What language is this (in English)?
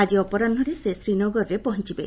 Odia